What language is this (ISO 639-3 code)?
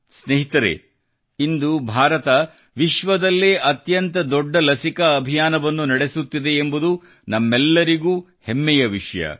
kan